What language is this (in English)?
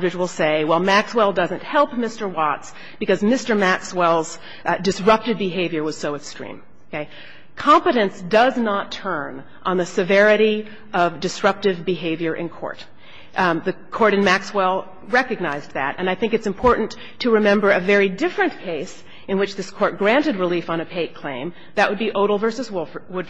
English